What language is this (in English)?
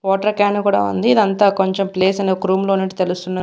Telugu